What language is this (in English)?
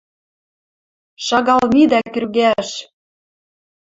Western Mari